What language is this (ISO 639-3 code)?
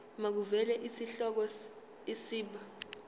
zul